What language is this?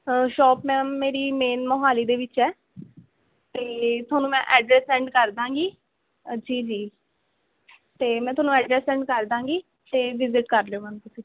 Punjabi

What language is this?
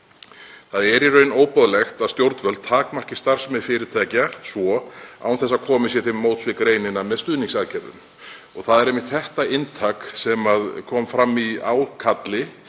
Icelandic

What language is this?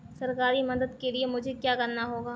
Hindi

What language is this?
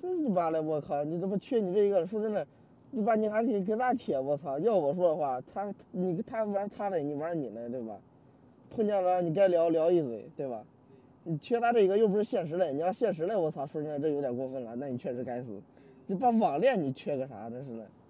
Chinese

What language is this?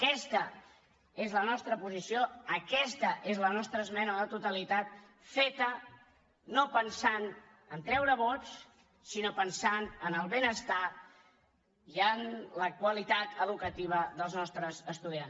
Catalan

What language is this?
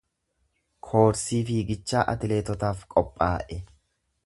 Oromo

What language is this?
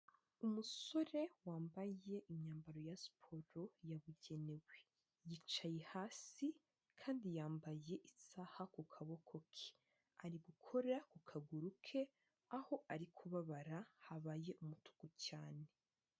Kinyarwanda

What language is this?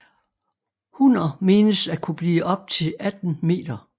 Danish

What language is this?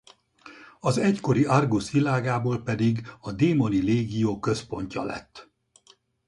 Hungarian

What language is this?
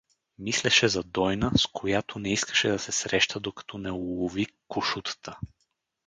Bulgarian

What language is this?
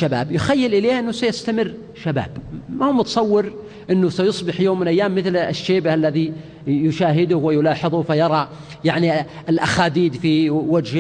Arabic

